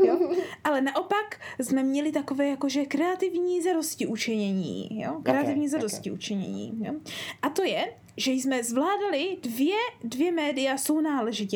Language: Czech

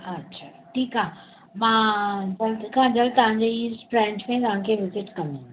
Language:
Sindhi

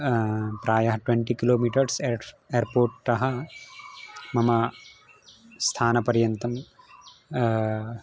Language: Sanskrit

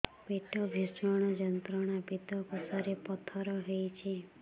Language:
Odia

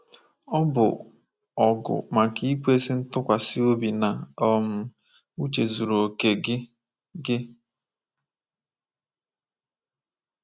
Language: Igbo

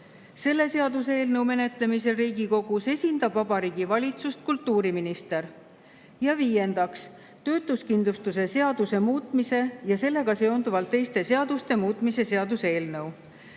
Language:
Estonian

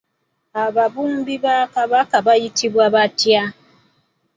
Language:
Ganda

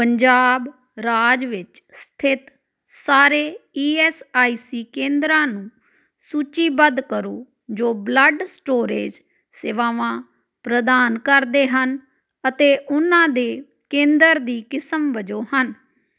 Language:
Punjabi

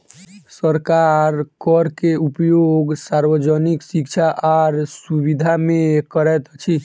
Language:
Maithili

